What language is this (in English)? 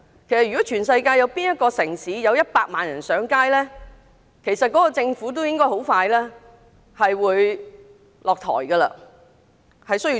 Cantonese